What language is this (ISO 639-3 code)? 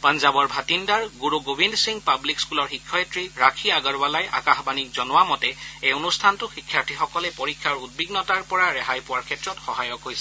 asm